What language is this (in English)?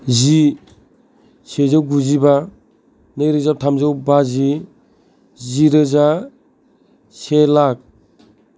Bodo